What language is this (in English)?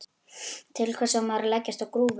Icelandic